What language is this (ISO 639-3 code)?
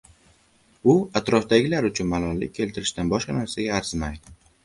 uzb